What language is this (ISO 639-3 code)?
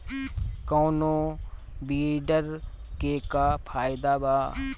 bho